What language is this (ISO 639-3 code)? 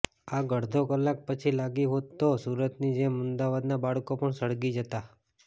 guj